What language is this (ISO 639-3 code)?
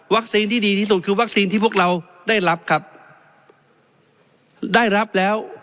tha